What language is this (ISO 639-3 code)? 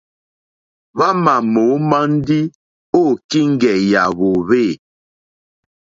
bri